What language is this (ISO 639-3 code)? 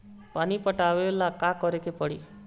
bho